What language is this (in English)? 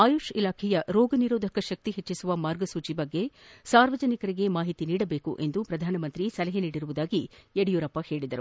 Kannada